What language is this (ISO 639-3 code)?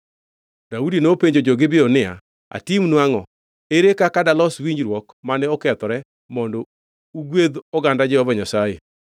luo